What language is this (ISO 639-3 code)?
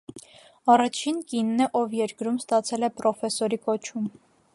hye